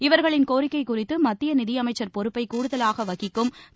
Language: Tamil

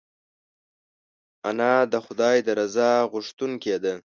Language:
Pashto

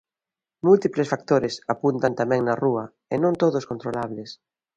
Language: Galician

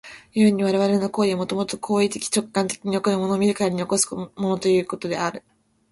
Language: Japanese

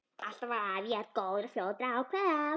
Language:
Icelandic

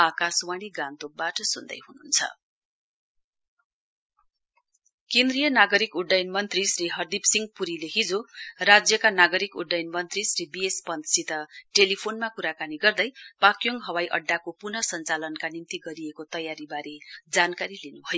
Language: Nepali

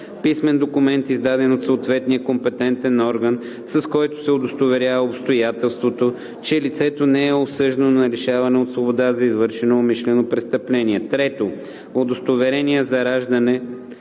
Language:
Bulgarian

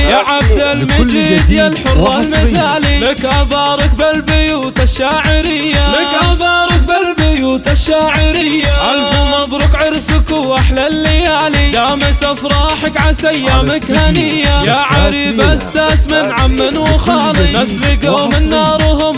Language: Arabic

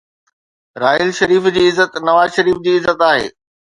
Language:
Sindhi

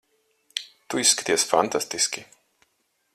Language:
Latvian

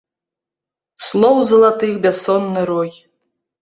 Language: Belarusian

